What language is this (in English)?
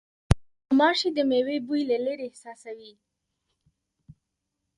Pashto